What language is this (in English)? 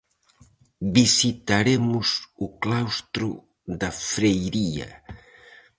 Galician